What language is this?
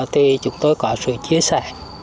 Vietnamese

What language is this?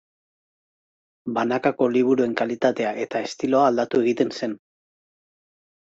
Basque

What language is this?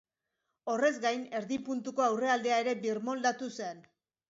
Basque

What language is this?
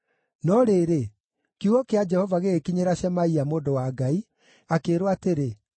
Kikuyu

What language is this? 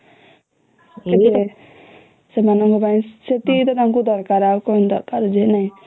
Odia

